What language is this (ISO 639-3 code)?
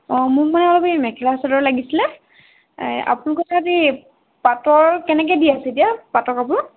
asm